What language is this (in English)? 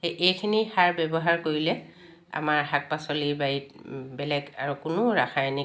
Assamese